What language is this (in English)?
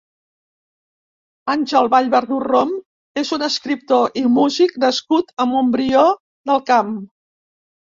Catalan